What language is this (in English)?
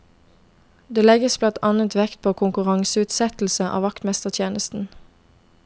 Norwegian